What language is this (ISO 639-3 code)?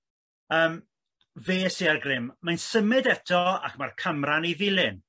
cym